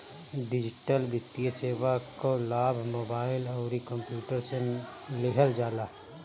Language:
Bhojpuri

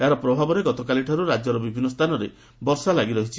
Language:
Odia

